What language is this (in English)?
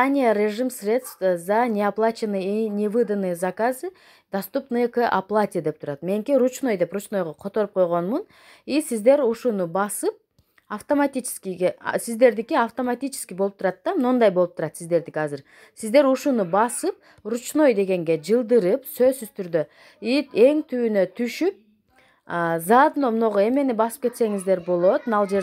Russian